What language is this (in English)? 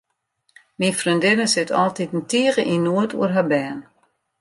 Western Frisian